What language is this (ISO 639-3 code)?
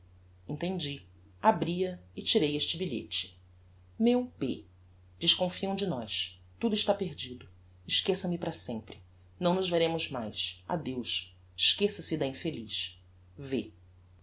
por